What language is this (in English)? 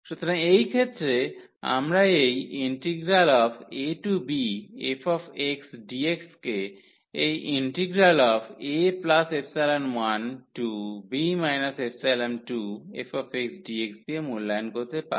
Bangla